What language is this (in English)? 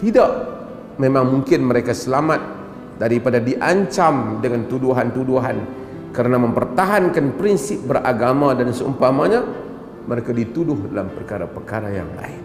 Malay